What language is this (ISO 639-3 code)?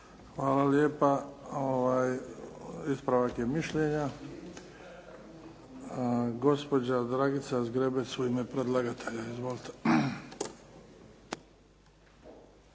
hrv